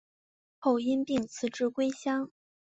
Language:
Chinese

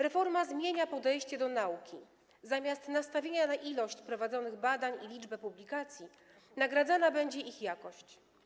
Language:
Polish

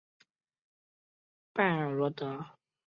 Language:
Chinese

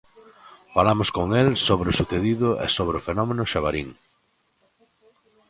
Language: Galician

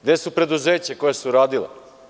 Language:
Serbian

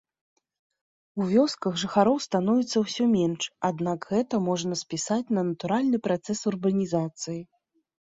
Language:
Belarusian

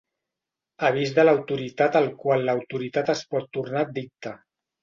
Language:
Catalan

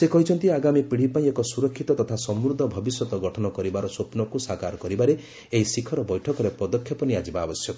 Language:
Odia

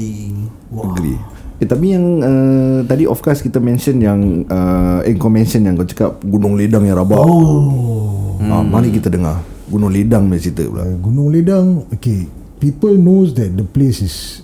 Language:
Malay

